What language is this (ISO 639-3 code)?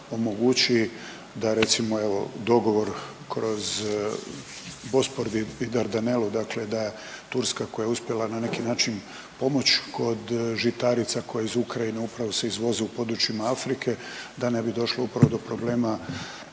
hrv